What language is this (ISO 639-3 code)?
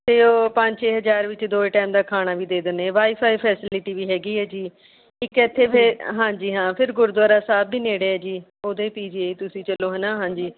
pan